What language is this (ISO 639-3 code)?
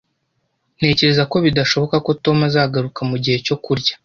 kin